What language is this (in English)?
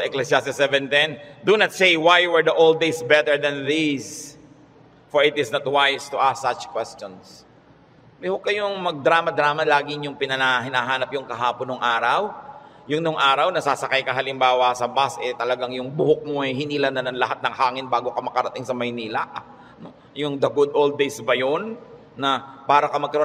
Filipino